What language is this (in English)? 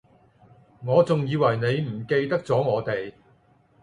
Cantonese